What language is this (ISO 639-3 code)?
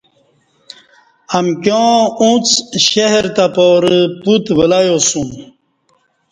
bsh